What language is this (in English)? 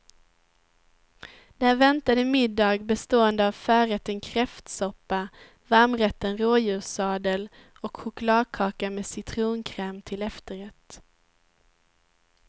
Swedish